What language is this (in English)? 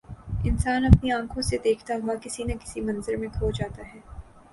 Urdu